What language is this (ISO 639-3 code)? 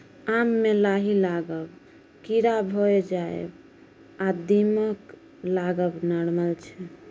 mai